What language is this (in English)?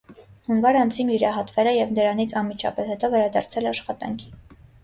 Armenian